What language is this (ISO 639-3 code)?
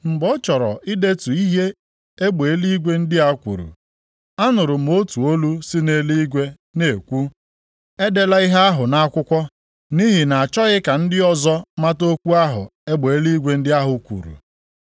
ibo